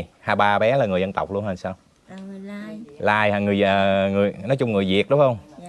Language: Vietnamese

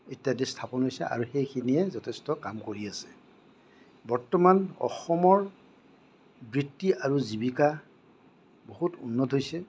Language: Assamese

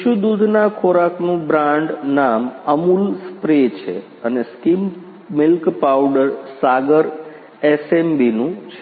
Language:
Gujarati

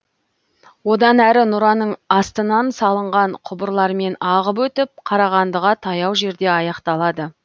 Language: Kazakh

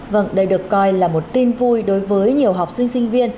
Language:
Vietnamese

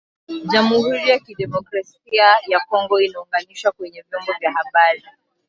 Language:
Swahili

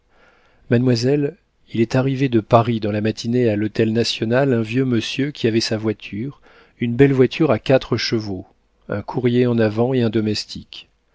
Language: French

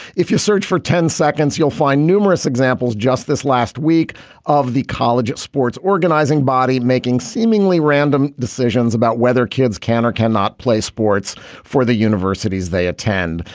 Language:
English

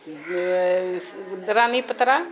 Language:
Maithili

